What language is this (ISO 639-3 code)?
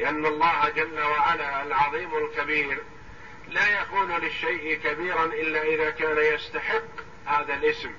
ara